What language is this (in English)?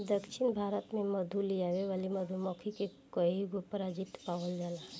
Bhojpuri